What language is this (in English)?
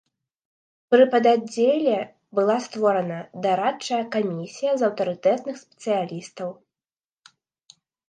Belarusian